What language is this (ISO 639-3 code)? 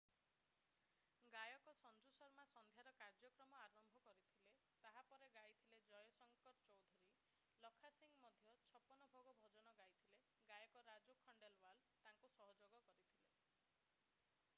ori